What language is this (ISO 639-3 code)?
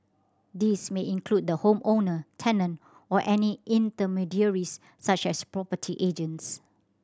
eng